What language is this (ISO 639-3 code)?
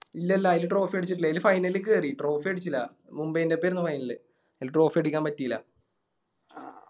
mal